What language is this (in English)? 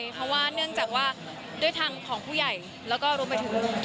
Thai